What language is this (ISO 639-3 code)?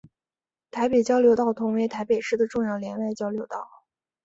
zho